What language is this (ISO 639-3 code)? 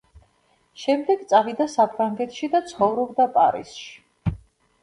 kat